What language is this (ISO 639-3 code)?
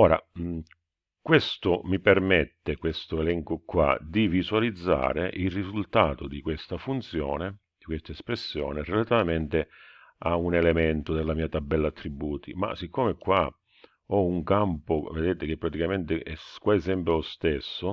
ita